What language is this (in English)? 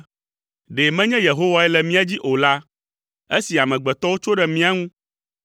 Ewe